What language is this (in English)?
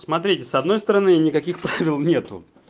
Russian